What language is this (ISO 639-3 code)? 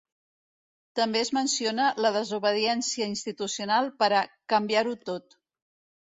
cat